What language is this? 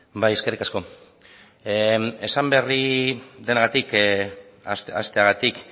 Basque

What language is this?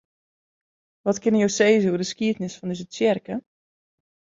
Western Frisian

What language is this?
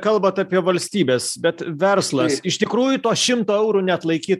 Lithuanian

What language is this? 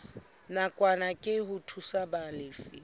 Southern Sotho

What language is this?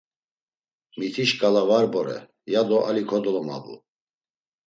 Laz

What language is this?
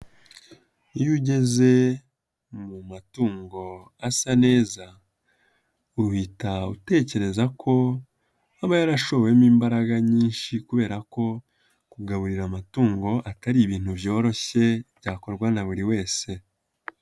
Kinyarwanda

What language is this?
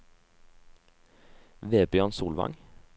Norwegian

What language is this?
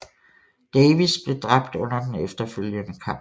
Danish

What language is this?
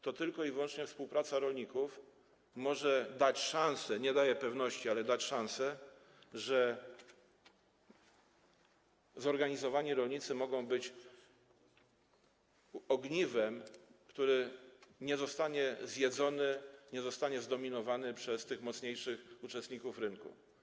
Polish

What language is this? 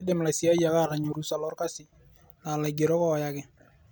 Masai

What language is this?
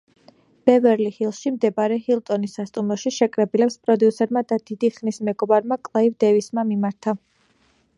Georgian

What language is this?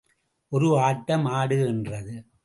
Tamil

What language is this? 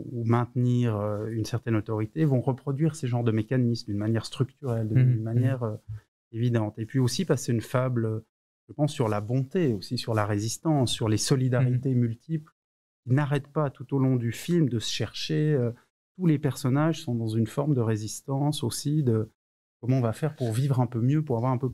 French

